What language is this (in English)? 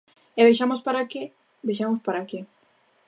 Galician